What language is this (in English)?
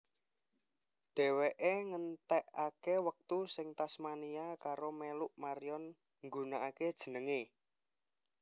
Javanese